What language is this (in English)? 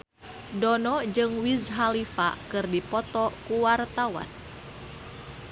Sundanese